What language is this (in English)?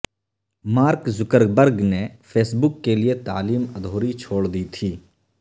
Urdu